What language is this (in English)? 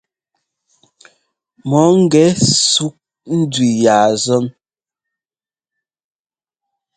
Ngomba